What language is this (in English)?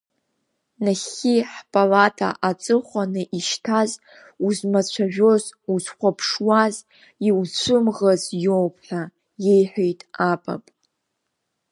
Abkhazian